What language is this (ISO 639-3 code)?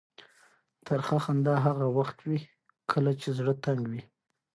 pus